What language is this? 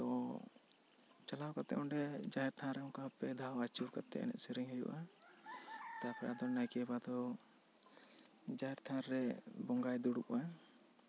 Santali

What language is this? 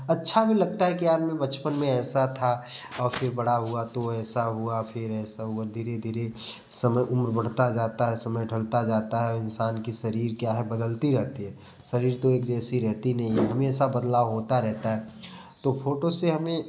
Hindi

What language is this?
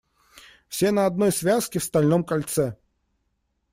Russian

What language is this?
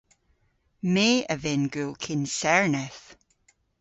Cornish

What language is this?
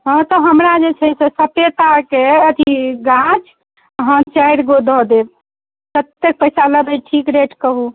Maithili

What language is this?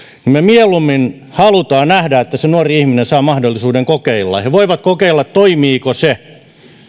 Finnish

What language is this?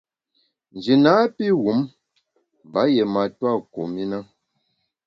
Bamun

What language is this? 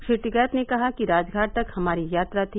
Hindi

